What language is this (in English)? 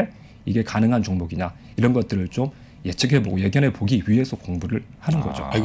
Korean